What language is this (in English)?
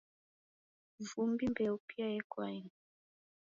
Taita